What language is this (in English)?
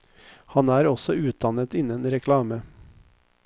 Norwegian